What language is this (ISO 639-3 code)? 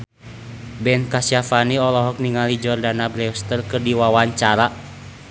sun